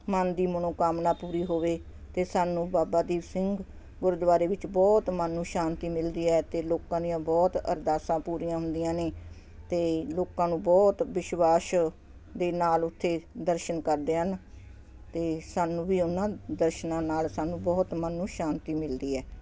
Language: Punjabi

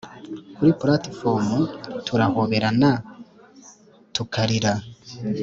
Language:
Kinyarwanda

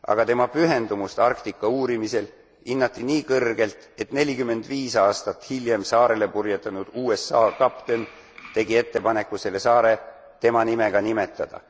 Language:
Estonian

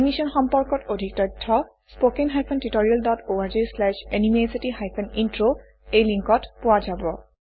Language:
Assamese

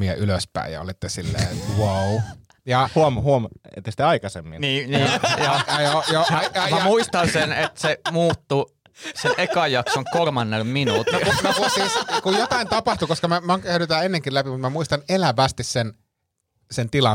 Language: Finnish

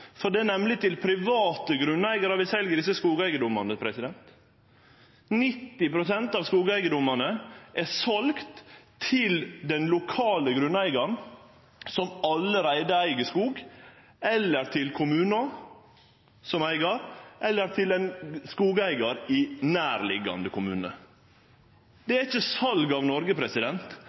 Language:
Norwegian Nynorsk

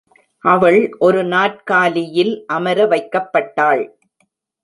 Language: Tamil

